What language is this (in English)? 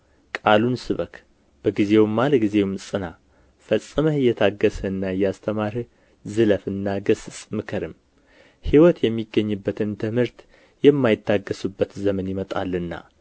Amharic